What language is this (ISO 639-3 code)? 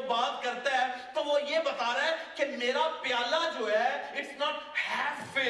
urd